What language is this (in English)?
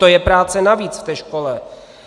Czech